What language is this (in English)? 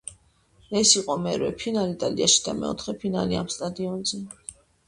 Georgian